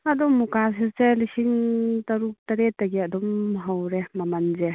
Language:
Manipuri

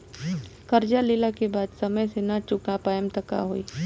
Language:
Bhojpuri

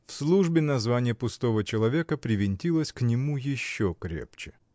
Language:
Russian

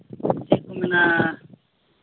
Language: Santali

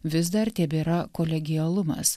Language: Lithuanian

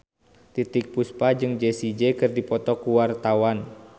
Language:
Sundanese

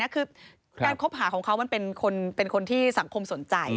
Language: Thai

